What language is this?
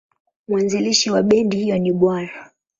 Swahili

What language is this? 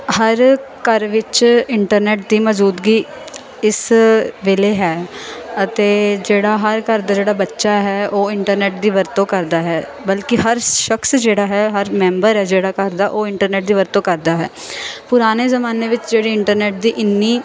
Punjabi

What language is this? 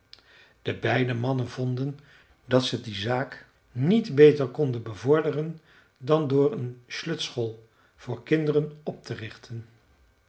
Dutch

